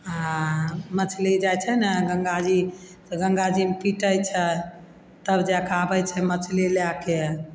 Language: Maithili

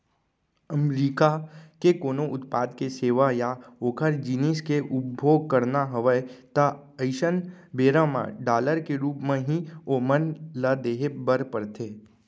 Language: Chhattisgarhi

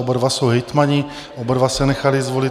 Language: Czech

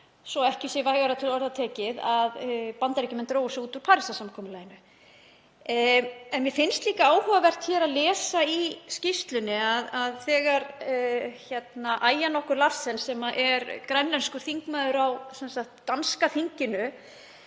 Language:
Icelandic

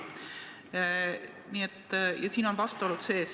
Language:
Estonian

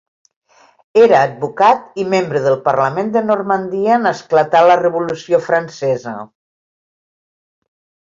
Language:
Catalan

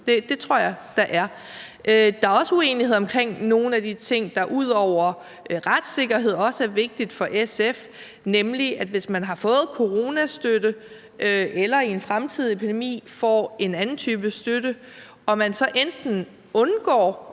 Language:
Danish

